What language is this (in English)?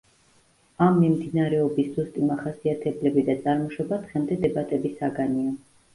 Georgian